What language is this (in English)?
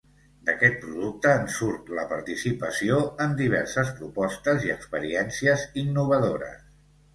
Catalan